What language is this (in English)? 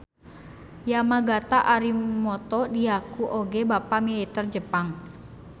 Sundanese